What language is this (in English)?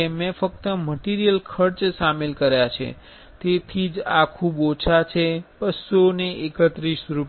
Gujarati